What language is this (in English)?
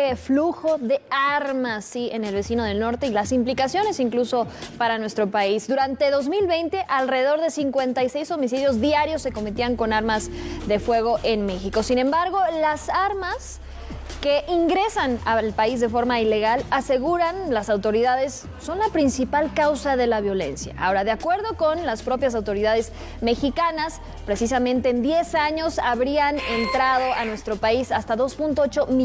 Spanish